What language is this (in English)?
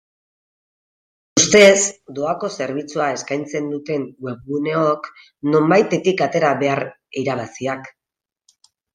Basque